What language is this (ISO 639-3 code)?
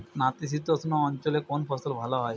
ben